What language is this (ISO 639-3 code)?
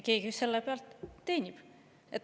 est